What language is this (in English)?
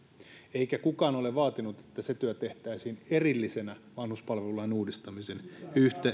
Finnish